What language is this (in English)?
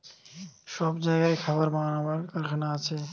Bangla